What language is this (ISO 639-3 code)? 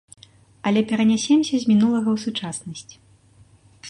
bel